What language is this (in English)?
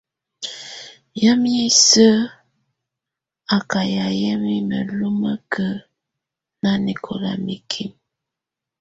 Tunen